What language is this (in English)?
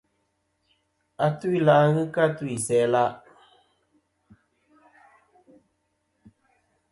Kom